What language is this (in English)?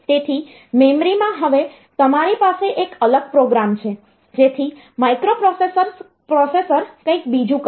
Gujarati